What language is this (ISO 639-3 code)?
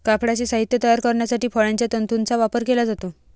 mar